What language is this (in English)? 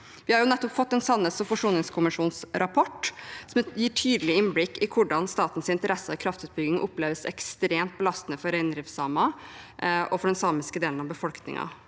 Norwegian